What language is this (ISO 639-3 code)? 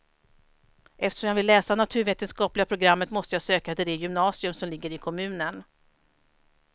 swe